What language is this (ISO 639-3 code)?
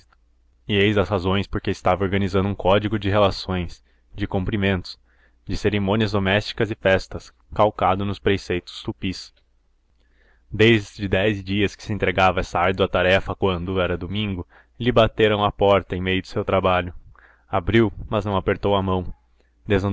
por